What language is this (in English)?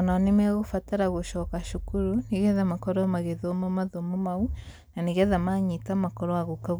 Kikuyu